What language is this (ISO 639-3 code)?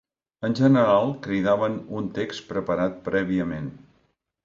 cat